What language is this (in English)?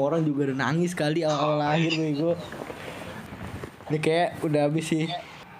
Indonesian